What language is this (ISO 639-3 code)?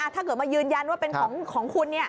tha